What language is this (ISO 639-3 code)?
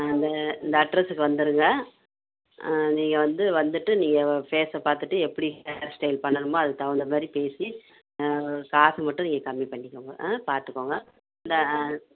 tam